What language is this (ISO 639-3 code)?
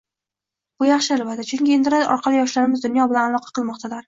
uzb